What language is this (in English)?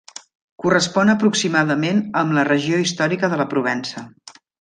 Catalan